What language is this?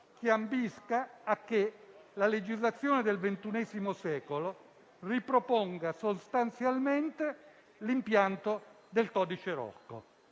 Italian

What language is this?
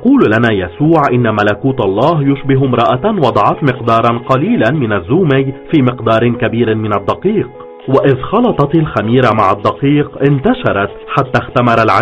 Arabic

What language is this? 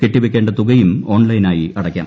Malayalam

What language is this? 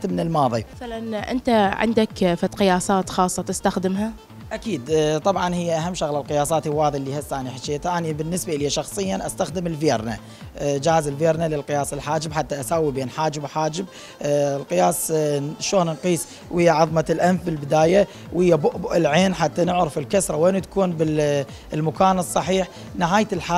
Arabic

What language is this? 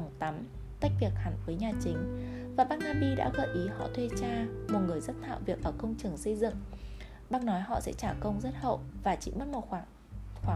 Vietnamese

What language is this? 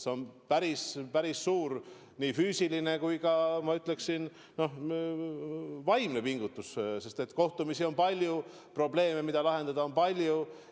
Estonian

